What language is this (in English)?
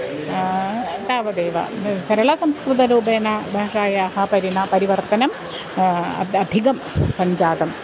Sanskrit